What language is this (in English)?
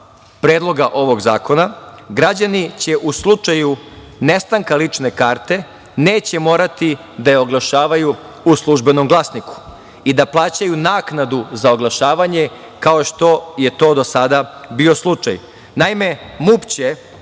Serbian